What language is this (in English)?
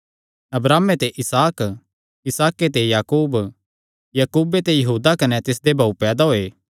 Kangri